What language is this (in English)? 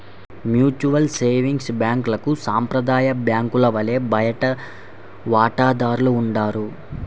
Telugu